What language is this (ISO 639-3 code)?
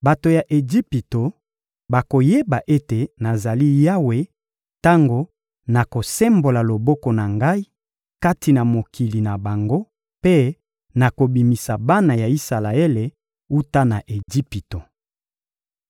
lin